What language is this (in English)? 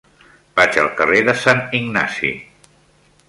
Catalan